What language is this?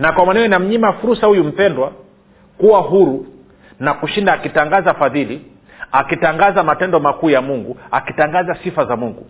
Swahili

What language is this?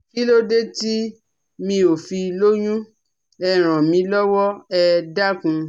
Yoruba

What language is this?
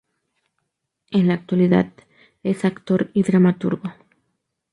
Spanish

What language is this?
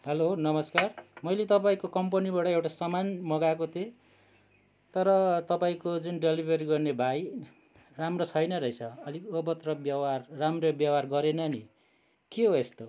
Nepali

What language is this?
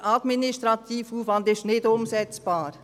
Swiss German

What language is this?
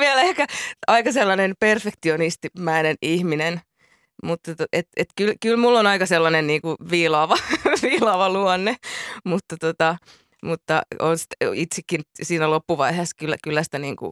Finnish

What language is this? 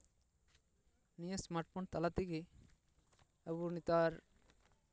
Santali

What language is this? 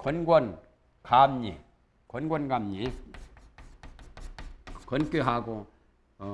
Korean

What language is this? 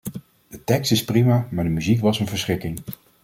Dutch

